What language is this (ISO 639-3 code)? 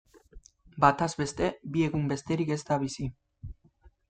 eus